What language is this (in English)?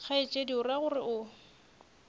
Northern Sotho